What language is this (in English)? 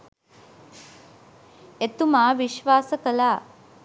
Sinhala